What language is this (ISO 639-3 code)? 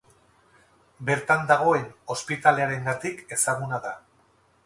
eus